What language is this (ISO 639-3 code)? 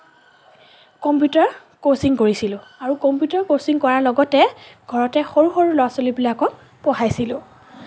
asm